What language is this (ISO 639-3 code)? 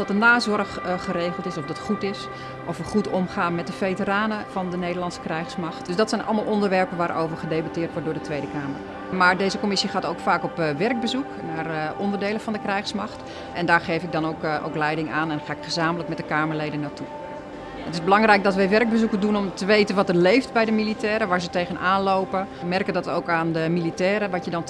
nld